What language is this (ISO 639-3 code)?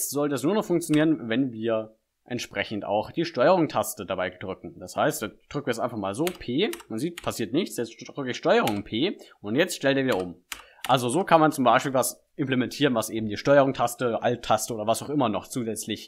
deu